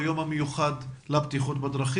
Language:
Hebrew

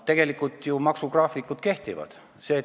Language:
Estonian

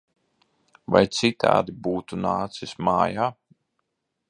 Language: Latvian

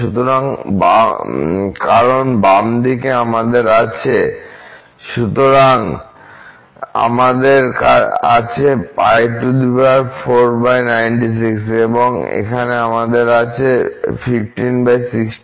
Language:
Bangla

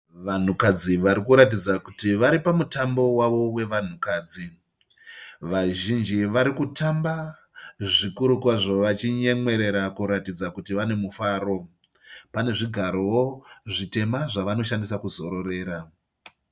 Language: Shona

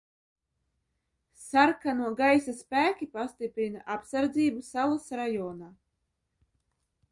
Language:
Latvian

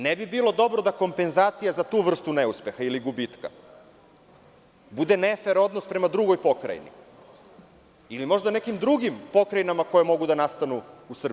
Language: Serbian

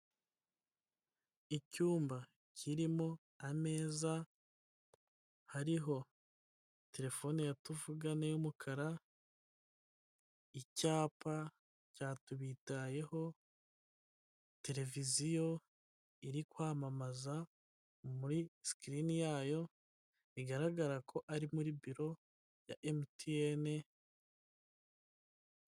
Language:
Kinyarwanda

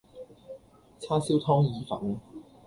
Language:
Cantonese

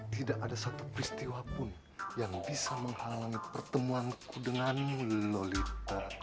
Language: Indonesian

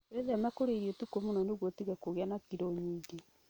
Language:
Kikuyu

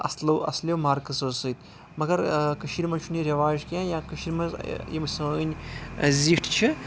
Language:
Kashmiri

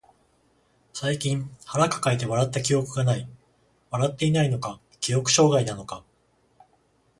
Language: Japanese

